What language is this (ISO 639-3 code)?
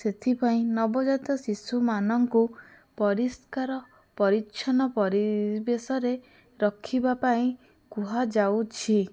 ori